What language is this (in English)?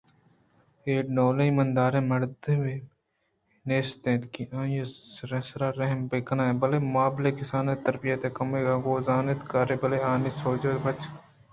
Eastern Balochi